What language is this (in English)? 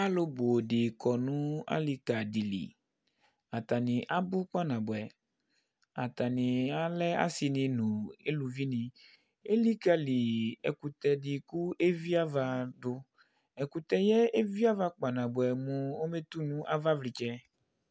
Ikposo